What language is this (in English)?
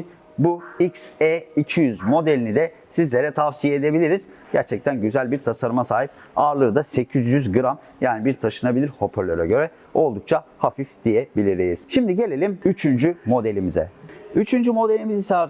Turkish